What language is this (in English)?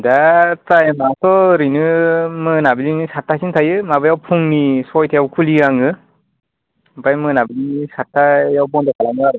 Bodo